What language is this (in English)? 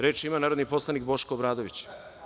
Serbian